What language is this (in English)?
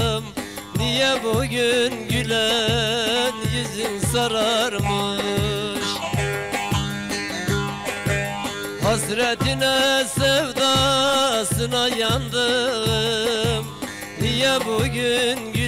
Turkish